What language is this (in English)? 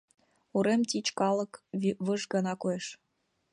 Mari